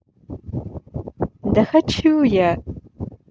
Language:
Russian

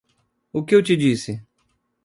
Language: Portuguese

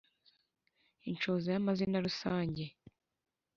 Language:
Kinyarwanda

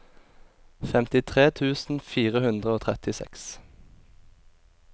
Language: Norwegian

